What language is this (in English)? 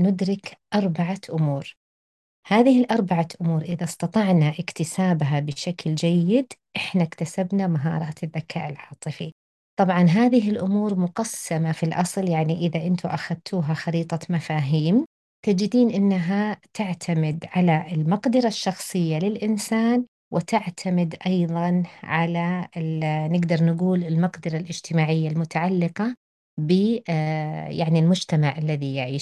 Arabic